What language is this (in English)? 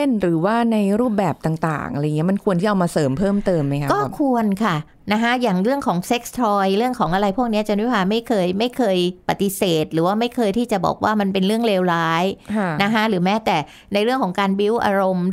Thai